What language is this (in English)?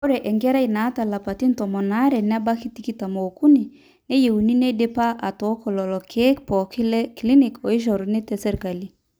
Masai